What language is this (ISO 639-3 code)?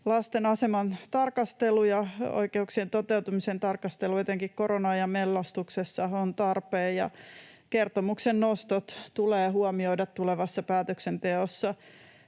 fin